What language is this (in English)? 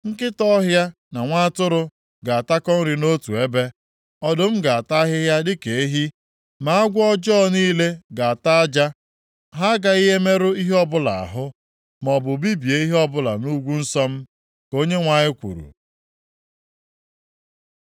Igbo